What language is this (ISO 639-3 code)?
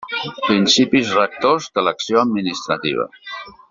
cat